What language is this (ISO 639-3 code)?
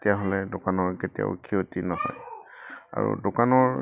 asm